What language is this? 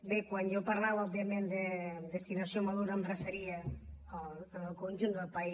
Catalan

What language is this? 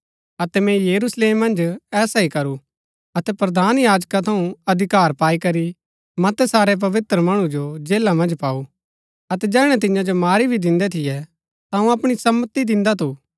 Gaddi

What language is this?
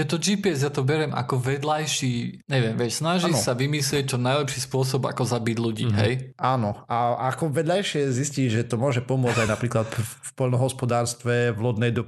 Slovak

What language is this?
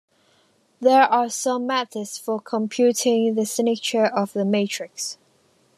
English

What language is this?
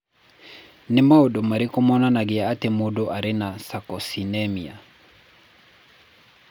Kikuyu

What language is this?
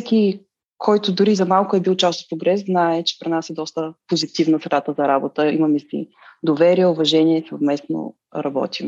Bulgarian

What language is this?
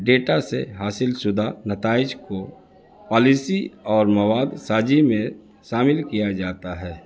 Urdu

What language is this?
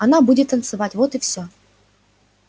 Russian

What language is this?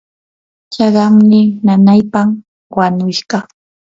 Yanahuanca Pasco Quechua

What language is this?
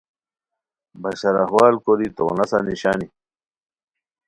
Khowar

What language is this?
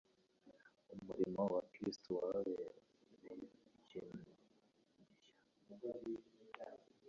Kinyarwanda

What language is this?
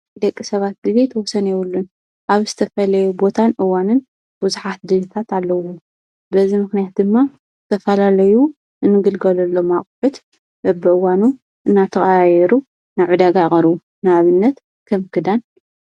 Tigrinya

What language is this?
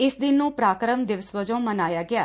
Punjabi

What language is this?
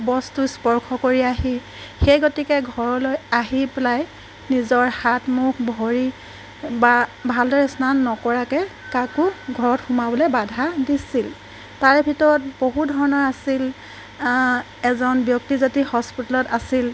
Assamese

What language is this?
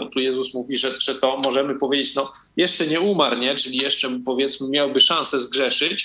Polish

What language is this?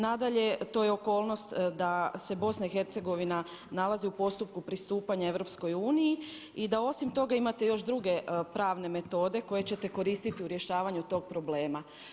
Croatian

